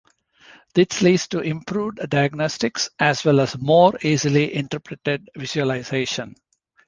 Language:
English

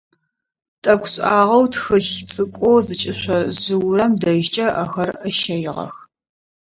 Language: Adyghe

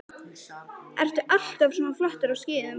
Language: Icelandic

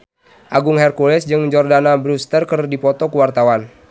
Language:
Sundanese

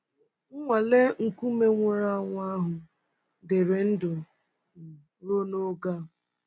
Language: Igbo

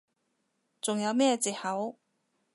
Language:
Cantonese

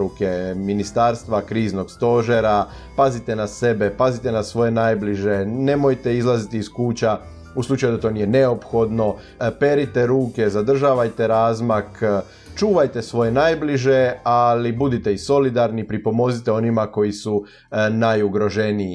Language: Croatian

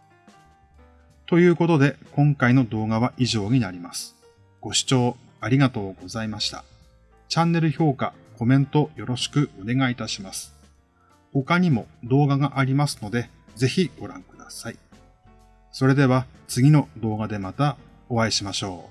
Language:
Japanese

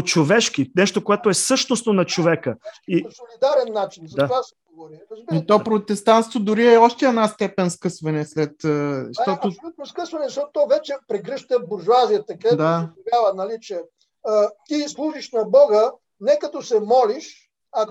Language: Bulgarian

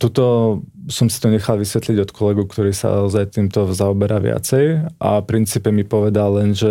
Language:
Slovak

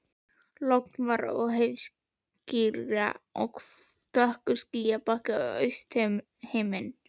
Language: Icelandic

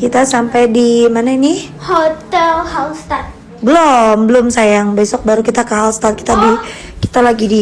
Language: Indonesian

